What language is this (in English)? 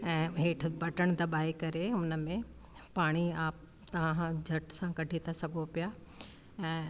Sindhi